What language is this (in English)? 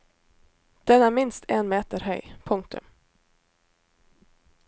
Norwegian